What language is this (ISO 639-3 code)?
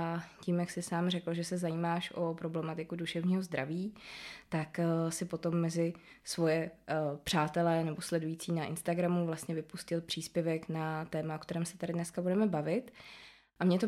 ces